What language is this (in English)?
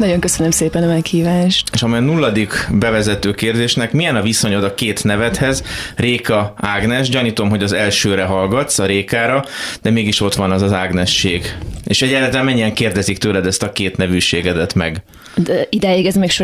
Hungarian